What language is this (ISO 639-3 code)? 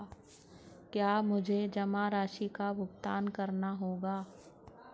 hin